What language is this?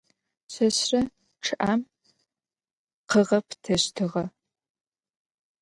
Adyghe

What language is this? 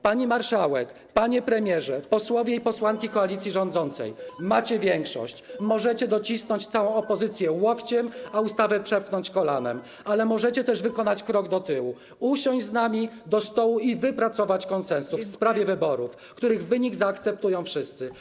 Polish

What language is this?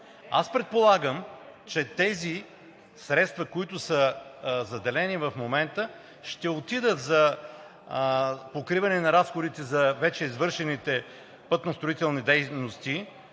Bulgarian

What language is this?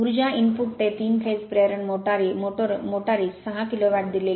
Marathi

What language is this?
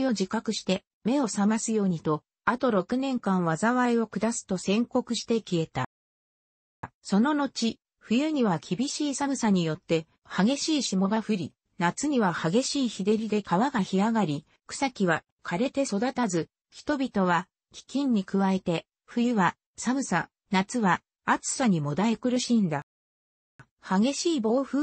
Japanese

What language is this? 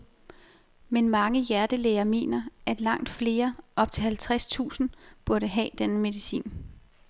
Danish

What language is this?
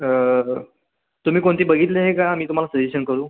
Marathi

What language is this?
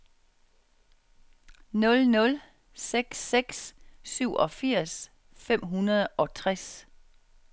Danish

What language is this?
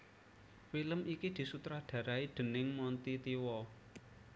Javanese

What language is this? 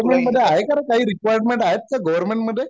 Marathi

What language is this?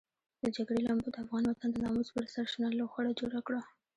Pashto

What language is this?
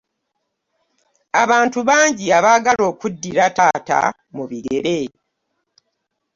Ganda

